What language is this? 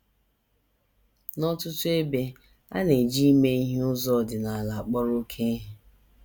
Igbo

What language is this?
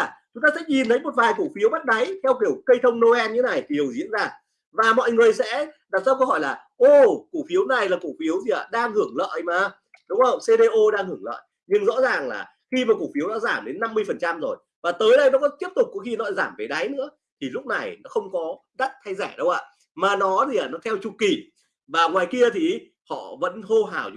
Vietnamese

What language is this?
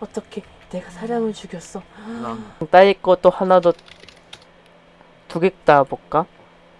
Korean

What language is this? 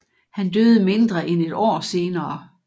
Danish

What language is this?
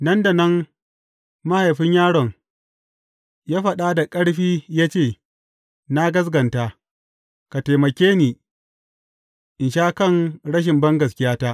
Hausa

